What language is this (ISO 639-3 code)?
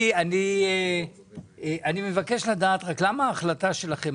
heb